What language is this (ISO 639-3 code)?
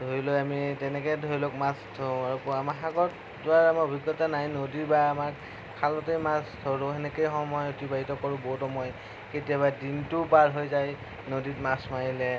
asm